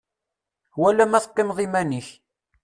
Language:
Kabyle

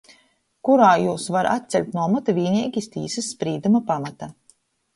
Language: Latgalian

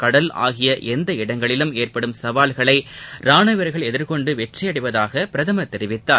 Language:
Tamil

